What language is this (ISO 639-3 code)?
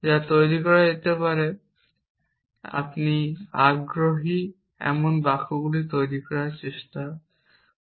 ben